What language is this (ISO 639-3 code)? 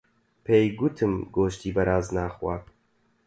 ckb